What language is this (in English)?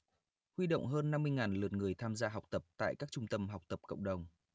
Vietnamese